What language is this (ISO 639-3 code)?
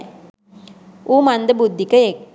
sin